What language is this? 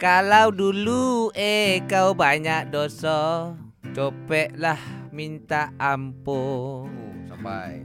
Malay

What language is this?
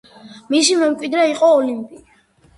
Georgian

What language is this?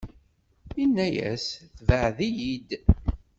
Kabyle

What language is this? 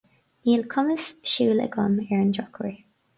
Irish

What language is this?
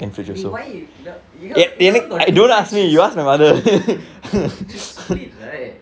English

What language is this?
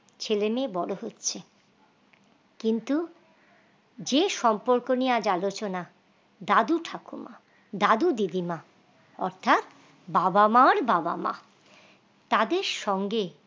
Bangla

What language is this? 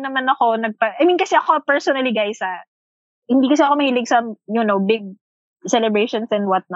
Filipino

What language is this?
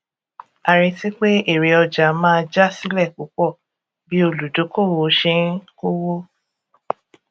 Yoruba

